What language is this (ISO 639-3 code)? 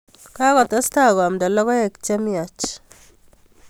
kln